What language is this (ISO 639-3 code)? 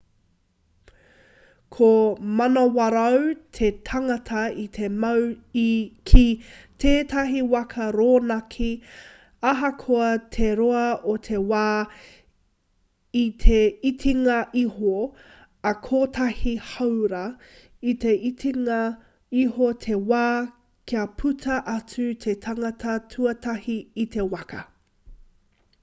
mri